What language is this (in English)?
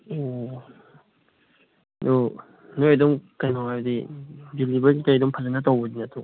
Manipuri